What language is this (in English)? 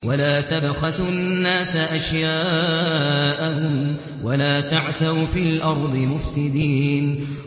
Arabic